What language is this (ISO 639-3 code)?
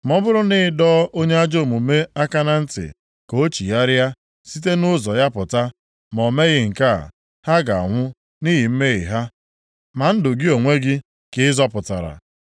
ibo